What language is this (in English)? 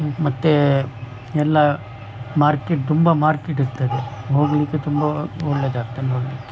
Kannada